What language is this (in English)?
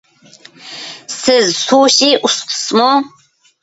Uyghur